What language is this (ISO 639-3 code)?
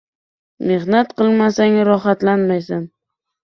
uzb